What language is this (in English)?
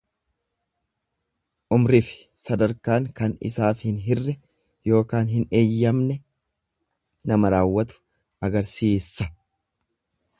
Oromo